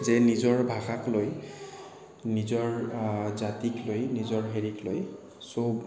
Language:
Assamese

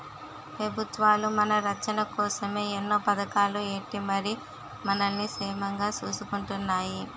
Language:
Telugu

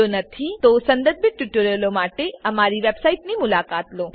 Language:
Gujarati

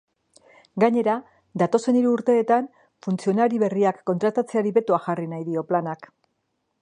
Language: Basque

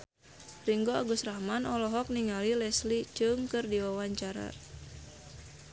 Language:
Sundanese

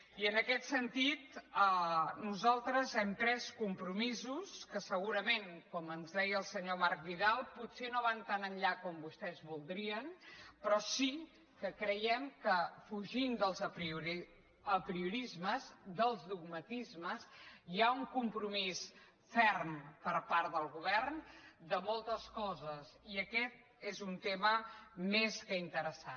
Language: Catalan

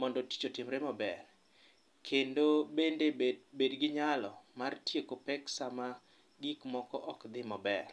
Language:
Luo (Kenya and Tanzania)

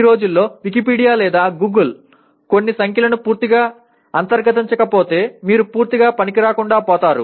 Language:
Telugu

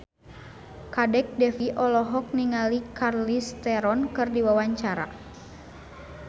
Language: Sundanese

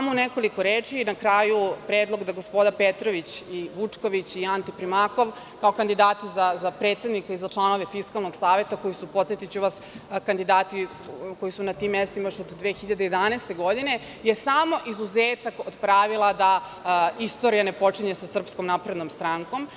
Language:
Serbian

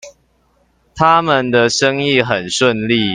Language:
Chinese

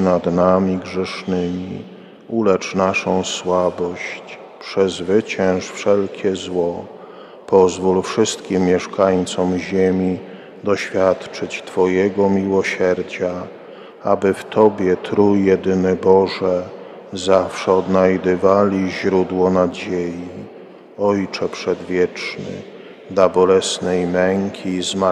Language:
Polish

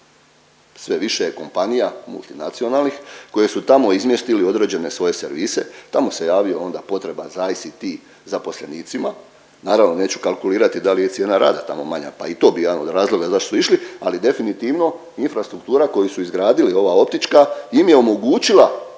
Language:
Croatian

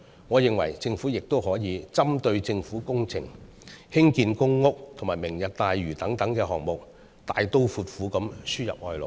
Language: Cantonese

